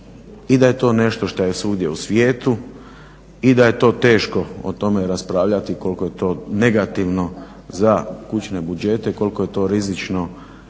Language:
Croatian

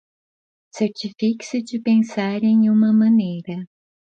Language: Portuguese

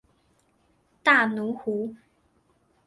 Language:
Chinese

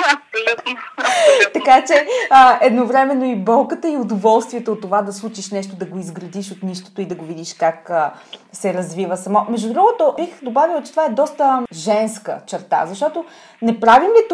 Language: Bulgarian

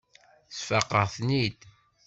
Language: Kabyle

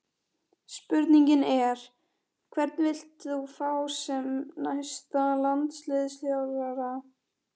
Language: Icelandic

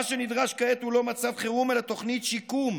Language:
Hebrew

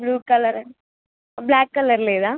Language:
Telugu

